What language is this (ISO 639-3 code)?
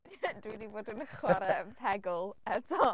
cym